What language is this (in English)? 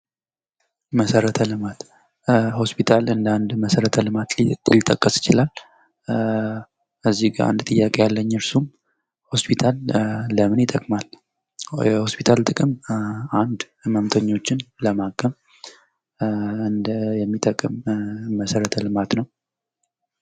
Amharic